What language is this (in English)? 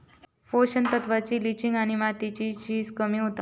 Marathi